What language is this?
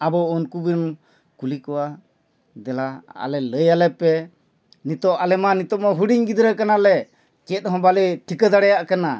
Santali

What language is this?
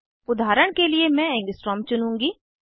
Hindi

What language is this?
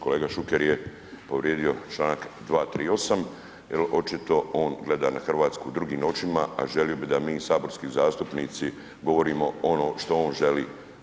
Croatian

